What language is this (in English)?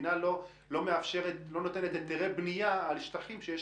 Hebrew